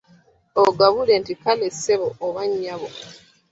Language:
Ganda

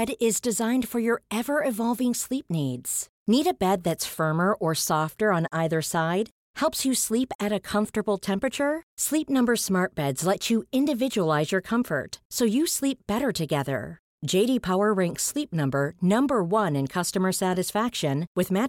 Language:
Swedish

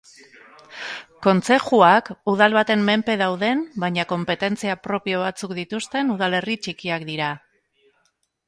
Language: Basque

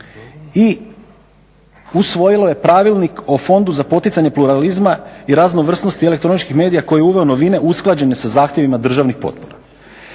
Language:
Croatian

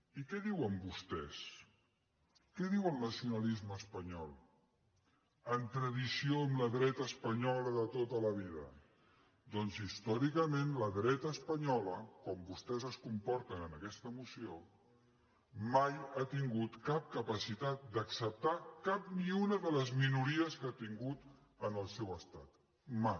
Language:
Catalan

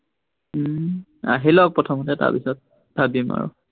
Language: Assamese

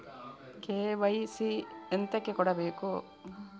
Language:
Kannada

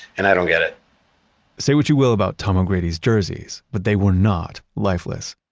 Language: English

